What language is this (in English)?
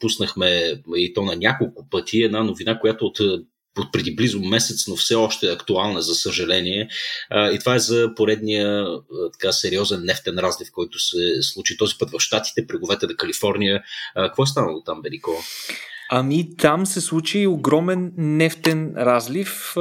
Bulgarian